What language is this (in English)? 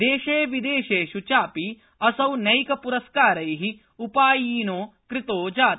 Sanskrit